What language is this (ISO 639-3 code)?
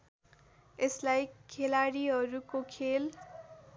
nep